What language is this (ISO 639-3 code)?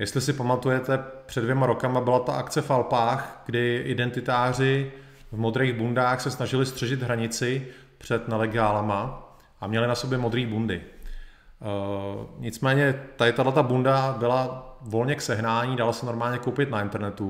ces